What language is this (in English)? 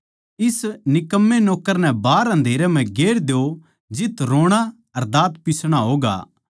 Haryanvi